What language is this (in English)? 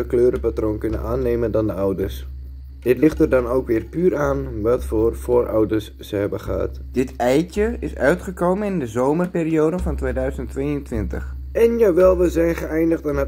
Dutch